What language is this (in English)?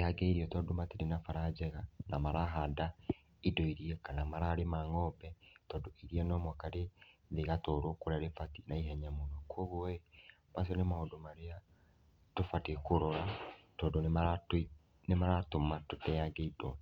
Kikuyu